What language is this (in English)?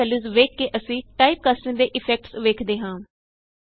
Punjabi